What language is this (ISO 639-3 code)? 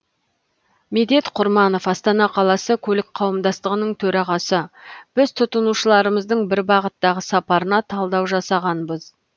kaz